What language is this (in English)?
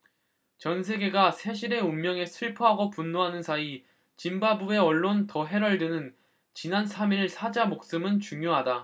Korean